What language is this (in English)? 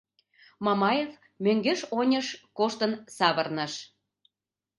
Mari